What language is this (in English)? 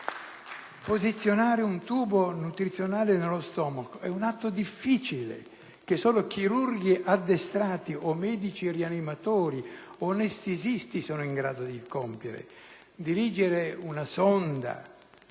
Italian